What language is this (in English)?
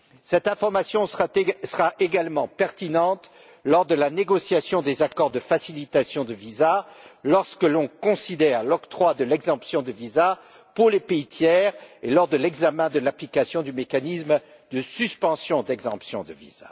French